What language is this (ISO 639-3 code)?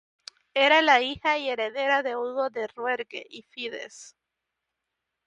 spa